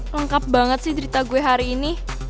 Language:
Indonesian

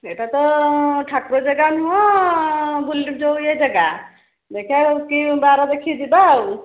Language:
Odia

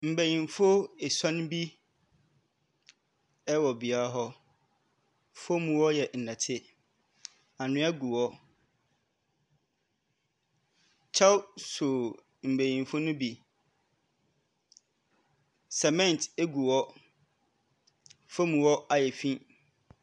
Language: Akan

